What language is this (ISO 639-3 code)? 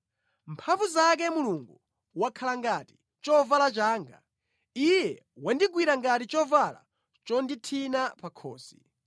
nya